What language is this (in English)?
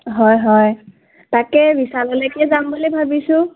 Assamese